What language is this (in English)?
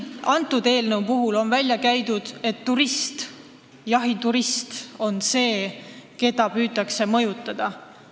Estonian